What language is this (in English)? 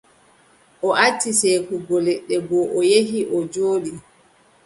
Adamawa Fulfulde